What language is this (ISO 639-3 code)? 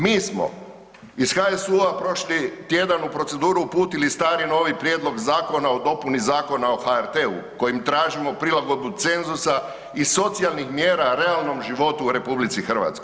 hrv